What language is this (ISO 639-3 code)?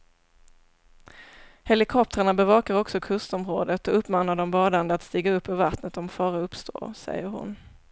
swe